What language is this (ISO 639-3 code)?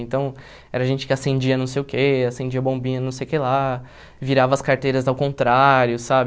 por